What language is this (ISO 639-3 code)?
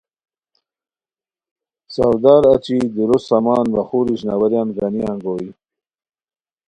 khw